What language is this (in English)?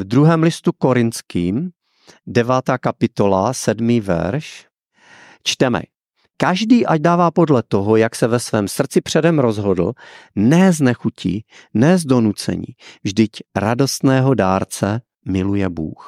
Czech